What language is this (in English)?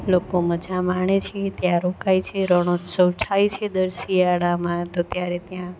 Gujarati